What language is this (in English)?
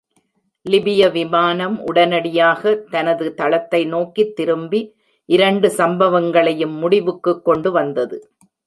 Tamil